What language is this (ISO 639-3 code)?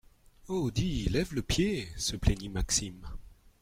fra